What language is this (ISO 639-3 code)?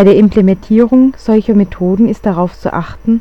deu